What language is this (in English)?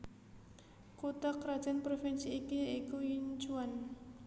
Javanese